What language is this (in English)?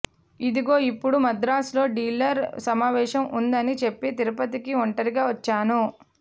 Telugu